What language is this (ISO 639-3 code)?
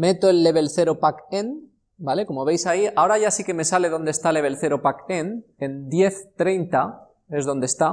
spa